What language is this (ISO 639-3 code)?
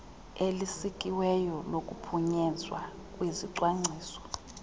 xho